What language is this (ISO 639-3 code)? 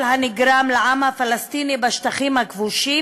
heb